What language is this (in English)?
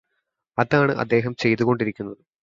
Malayalam